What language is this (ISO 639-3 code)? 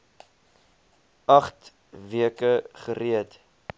afr